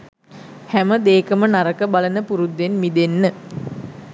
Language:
Sinhala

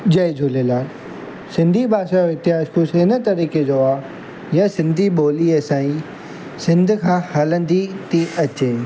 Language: Sindhi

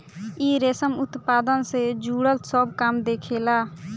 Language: Bhojpuri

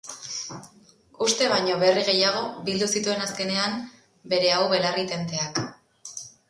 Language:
Basque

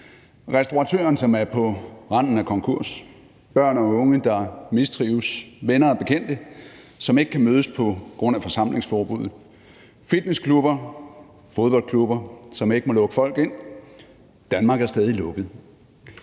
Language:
Danish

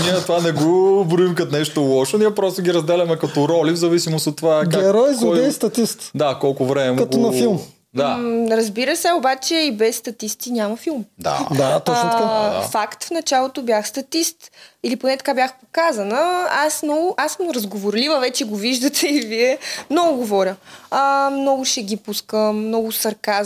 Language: Bulgarian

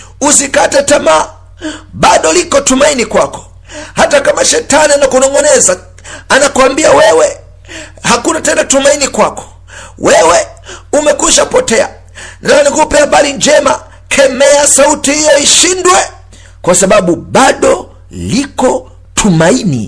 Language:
Swahili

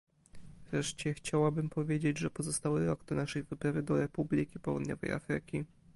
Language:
Polish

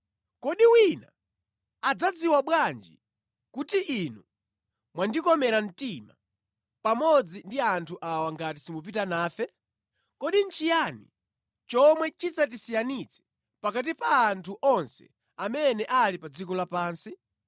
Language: Nyanja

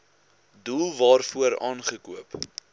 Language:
Afrikaans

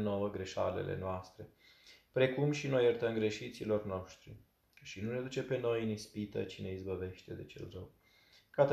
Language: Romanian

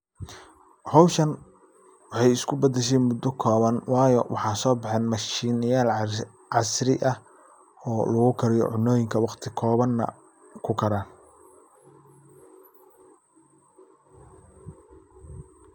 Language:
Somali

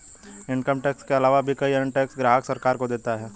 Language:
Hindi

